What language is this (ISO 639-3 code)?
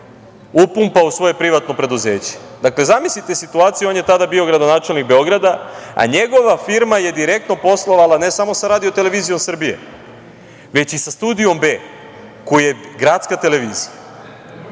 srp